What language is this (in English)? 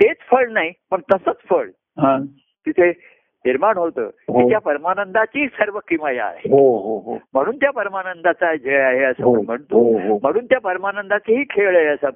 Marathi